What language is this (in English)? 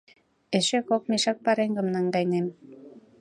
Mari